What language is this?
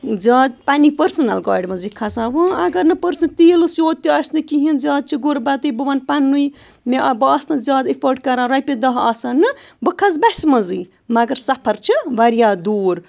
Kashmiri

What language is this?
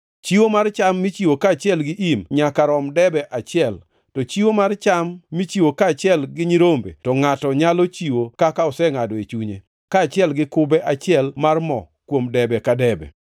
Luo (Kenya and Tanzania)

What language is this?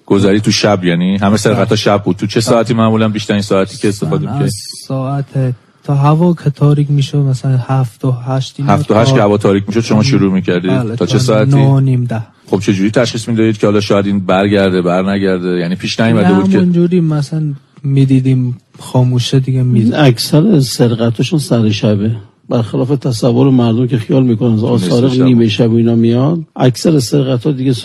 Persian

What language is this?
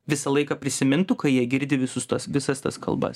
Lithuanian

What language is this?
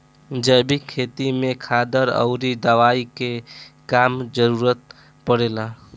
Bhojpuri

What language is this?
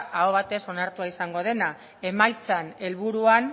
Basque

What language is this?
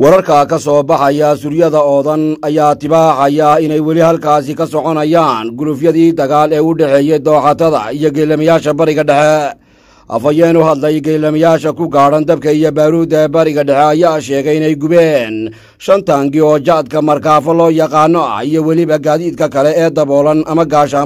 Arabic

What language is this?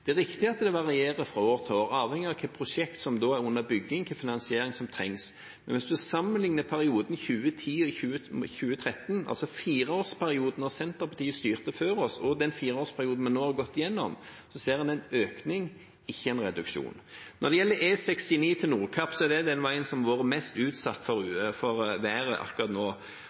Norwegian Bokmål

